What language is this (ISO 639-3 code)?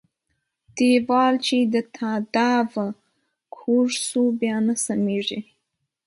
pus